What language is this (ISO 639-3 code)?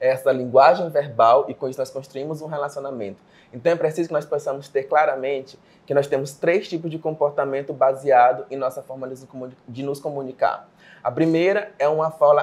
por